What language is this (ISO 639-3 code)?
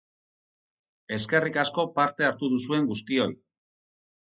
eus